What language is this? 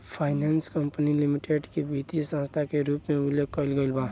Bhojpuri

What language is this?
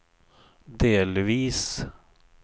Swedish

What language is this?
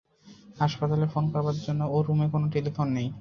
Bangla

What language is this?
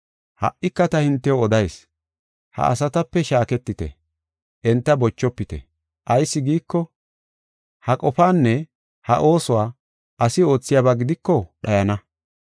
Gofa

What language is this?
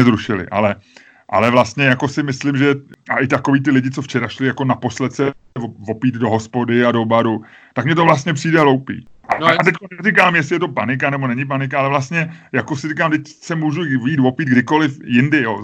Czech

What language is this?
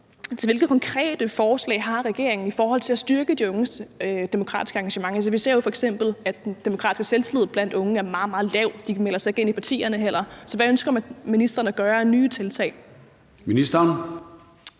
Danish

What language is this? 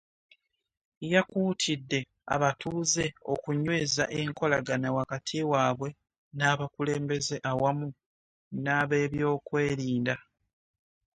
Ganda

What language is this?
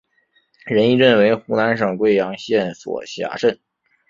Chinese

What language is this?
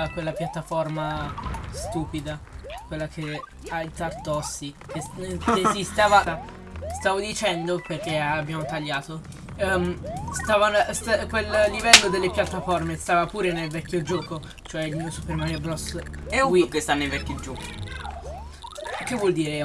Italian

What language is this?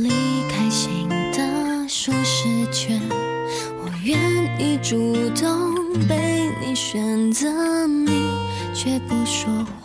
Chinese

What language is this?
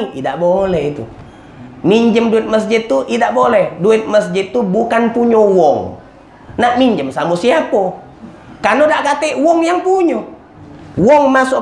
Indonesian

